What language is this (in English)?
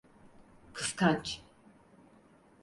Turkish